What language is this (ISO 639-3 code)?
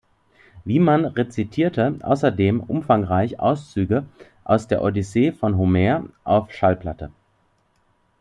deu